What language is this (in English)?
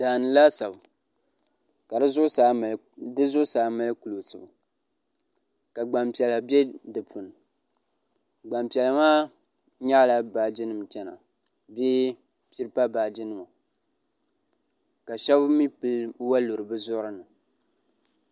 Dagbani